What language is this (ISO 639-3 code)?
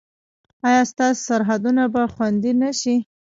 pus